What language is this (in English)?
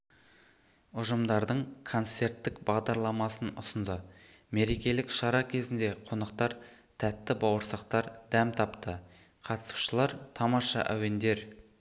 Kazakh